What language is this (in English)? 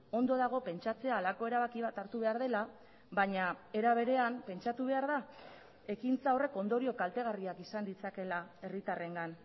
Basque